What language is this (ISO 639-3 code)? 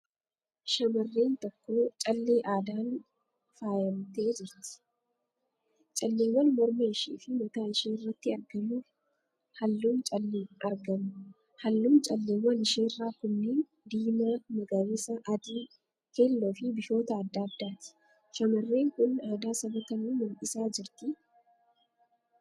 orm